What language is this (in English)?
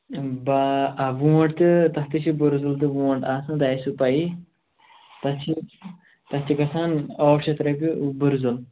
Kashmiri